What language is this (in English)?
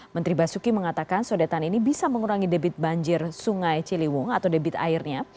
Indonesian